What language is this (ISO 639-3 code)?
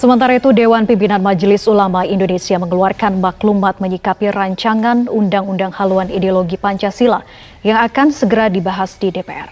ind